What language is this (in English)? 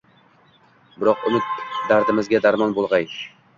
Uzbek